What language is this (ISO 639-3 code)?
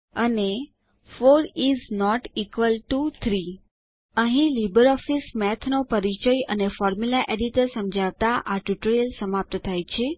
guj